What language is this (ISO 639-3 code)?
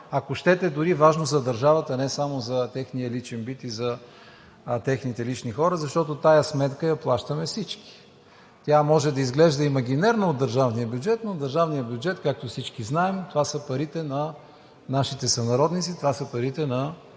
bul